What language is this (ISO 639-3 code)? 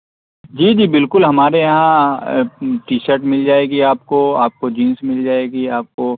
urd